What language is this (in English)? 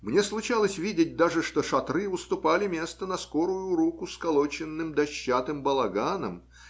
Russian